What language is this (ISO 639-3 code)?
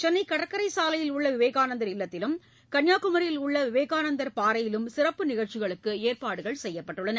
tam